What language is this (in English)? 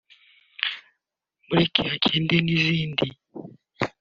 Kinyarwanda